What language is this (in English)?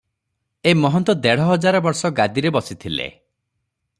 Odia